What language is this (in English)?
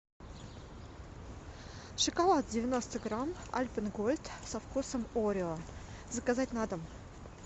Russian